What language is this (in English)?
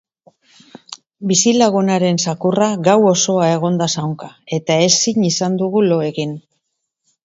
Basque